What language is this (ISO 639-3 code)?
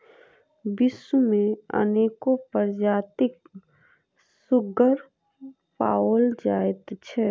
mai